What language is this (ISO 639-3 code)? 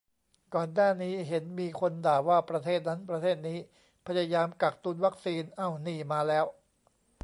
tha